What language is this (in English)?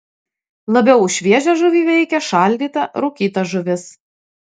Lithuanian